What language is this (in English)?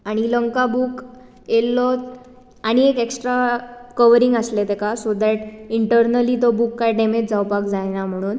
Konkani